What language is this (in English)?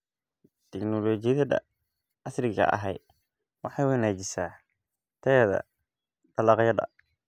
Somali